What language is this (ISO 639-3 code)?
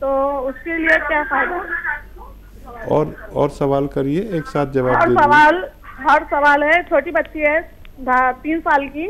hin